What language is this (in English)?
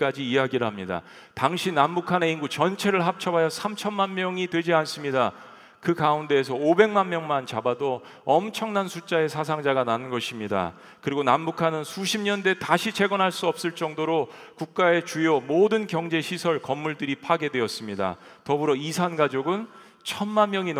Korean